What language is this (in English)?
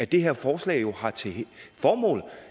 Danish